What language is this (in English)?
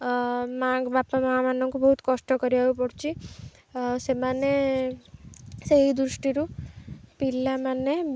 Odia